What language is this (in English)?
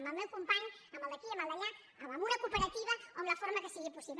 Catalan